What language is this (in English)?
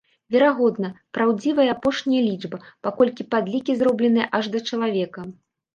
Belarusian